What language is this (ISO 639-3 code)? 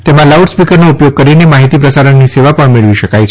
guj